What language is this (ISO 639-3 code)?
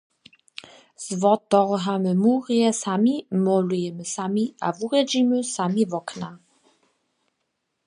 hsb